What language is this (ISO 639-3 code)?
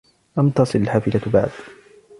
ara